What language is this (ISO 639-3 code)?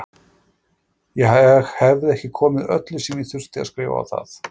isl